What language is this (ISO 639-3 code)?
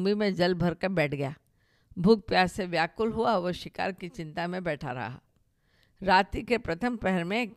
hin